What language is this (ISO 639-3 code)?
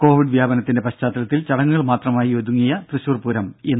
mal